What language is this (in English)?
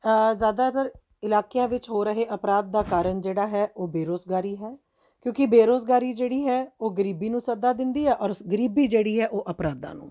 Punjabi